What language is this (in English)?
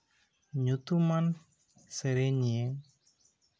Santali